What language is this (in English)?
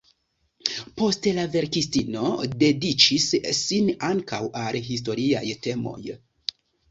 Esperanto